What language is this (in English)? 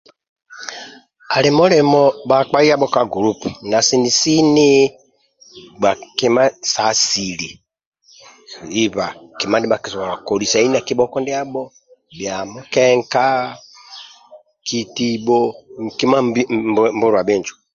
Amba (Uganda)